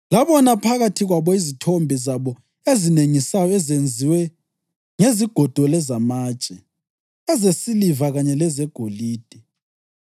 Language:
North Ndebele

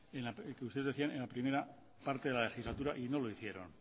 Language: Spanish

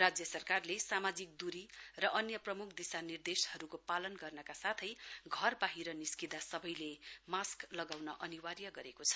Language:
Nepali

